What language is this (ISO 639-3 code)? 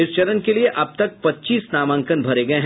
hin